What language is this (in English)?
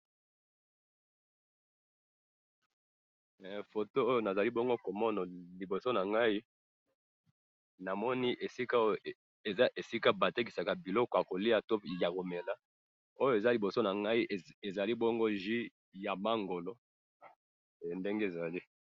Lingala